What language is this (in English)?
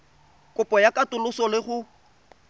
Tswana